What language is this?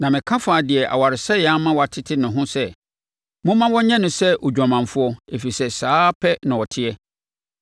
Akan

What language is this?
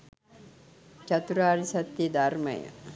Sinhala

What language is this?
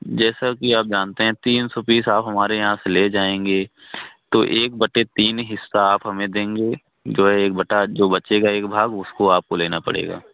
Hindi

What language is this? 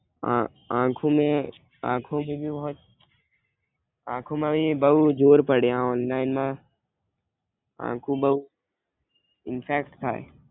Gujarati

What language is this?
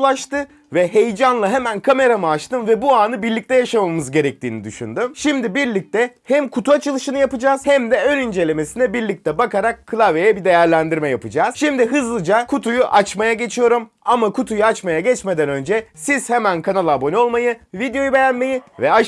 Turkish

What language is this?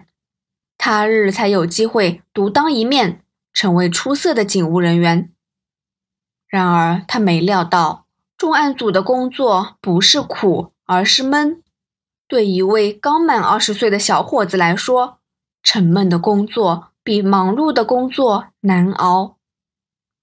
Chinese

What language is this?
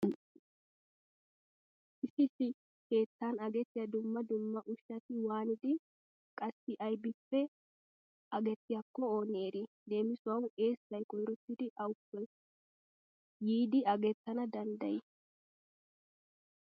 Wolaytta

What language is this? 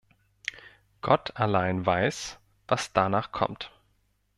German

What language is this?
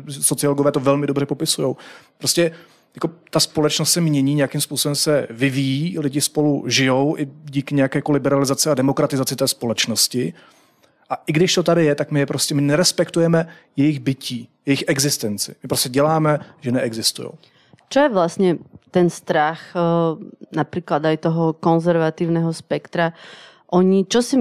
Czech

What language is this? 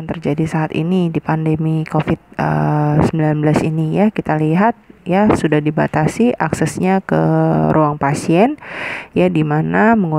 Indonesian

